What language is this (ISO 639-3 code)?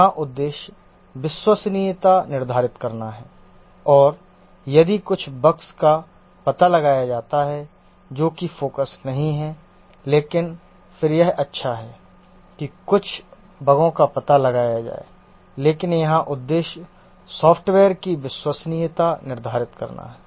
hin